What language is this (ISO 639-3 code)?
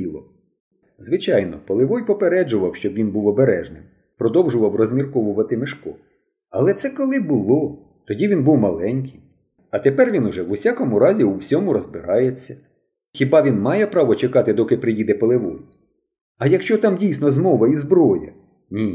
ukr